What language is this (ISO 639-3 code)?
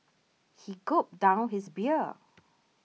eng